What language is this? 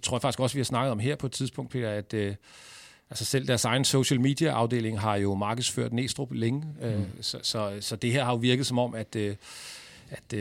Danish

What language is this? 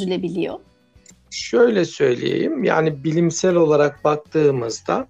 Turkish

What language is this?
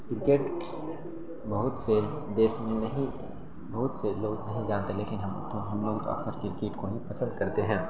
Urdu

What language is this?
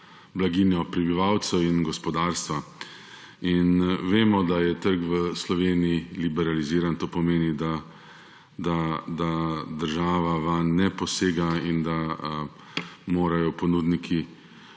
Slovenian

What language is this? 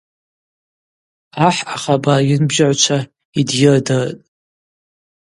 Abaza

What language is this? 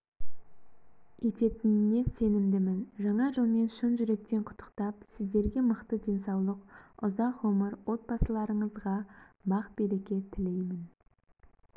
Kazakh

